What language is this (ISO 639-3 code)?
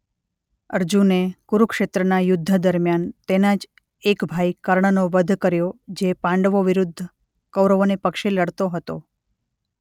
guj